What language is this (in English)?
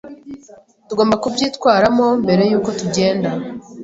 Kinyarwanda